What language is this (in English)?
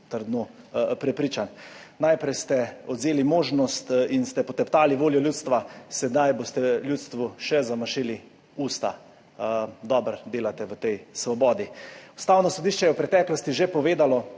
Slovenian